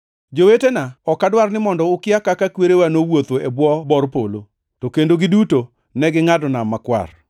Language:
Luo (Kenya and Tanzania)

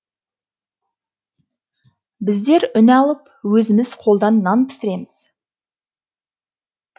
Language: Kazakh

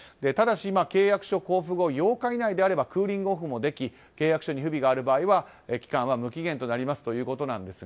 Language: Japanese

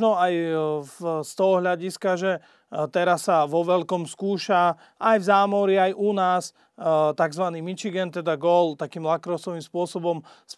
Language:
Slovak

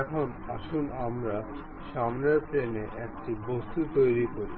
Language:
Bangla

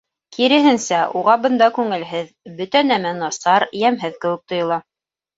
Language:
Bashkir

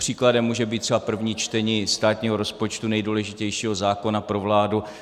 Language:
Czech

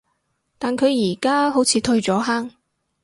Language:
Cantonese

